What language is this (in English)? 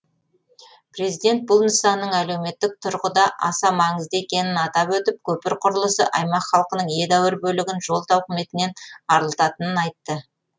Kazakh